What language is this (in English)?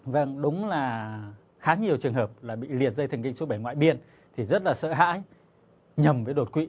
Vietnamese